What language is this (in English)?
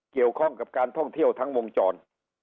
Thai